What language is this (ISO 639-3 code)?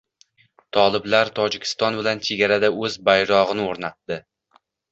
uzb